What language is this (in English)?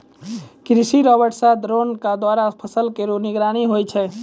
Maithili